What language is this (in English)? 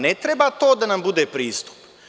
Serbian